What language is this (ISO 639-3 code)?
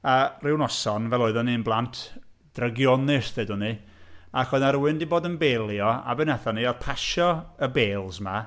cym